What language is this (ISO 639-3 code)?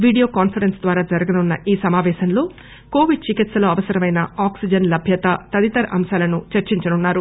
tel